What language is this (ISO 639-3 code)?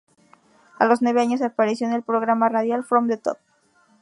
spa